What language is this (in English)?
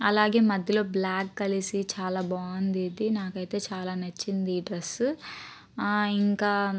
Telugu